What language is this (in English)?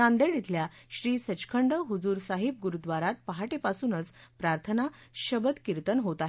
Marathi